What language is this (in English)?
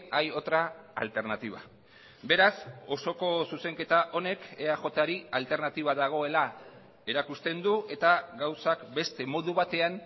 Basque